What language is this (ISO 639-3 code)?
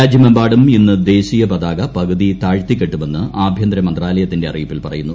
mal